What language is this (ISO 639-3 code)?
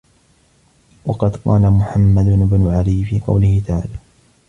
ara